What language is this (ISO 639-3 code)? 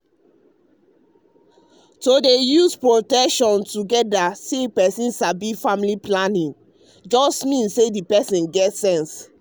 pcm